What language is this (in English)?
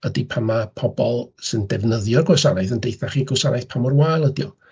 Welsh